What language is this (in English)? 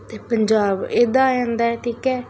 Punjabi